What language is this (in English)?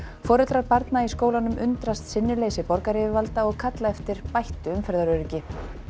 Icelandic